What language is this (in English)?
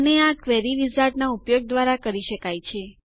Gujarati